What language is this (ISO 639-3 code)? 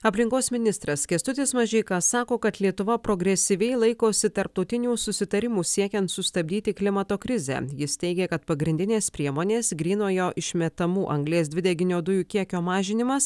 lit